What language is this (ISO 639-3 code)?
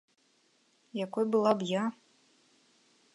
bel